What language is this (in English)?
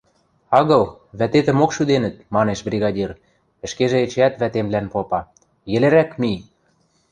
Western Mari